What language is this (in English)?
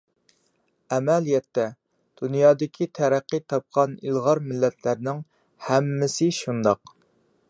Uyghur